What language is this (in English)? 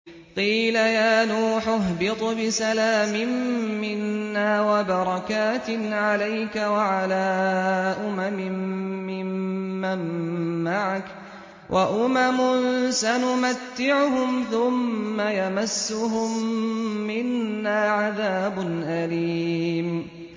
Arabic